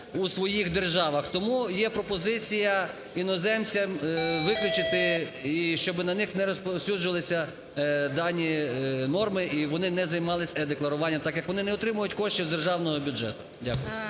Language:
Ukrainian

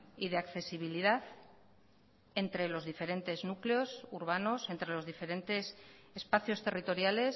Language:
Spanish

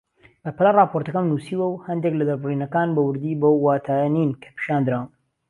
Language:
Central Kurdish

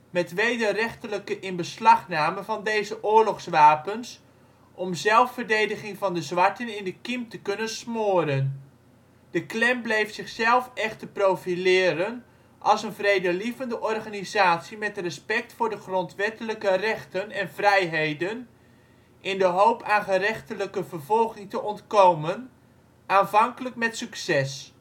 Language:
Dutch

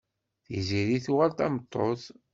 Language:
Kabyle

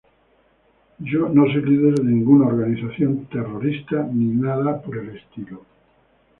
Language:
Spanish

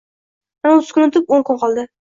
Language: Uzbek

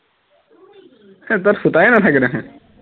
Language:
Assamese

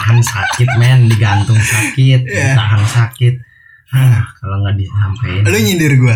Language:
Indonesian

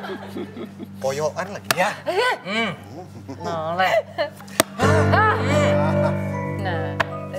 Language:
Indonesian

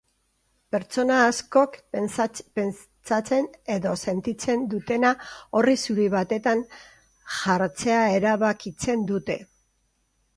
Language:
Basque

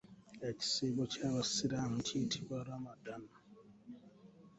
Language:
Ganda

